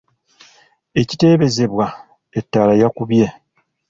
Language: Ganda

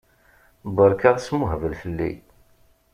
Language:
Kabyle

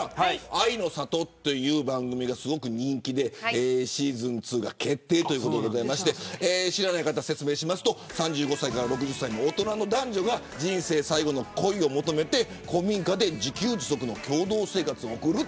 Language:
Japanese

